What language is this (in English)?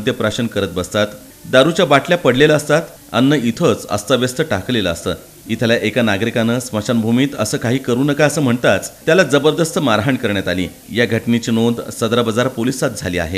Marathi